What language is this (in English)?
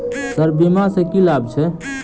Maithili